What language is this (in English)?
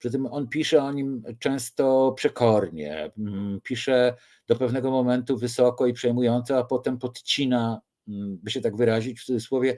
Polish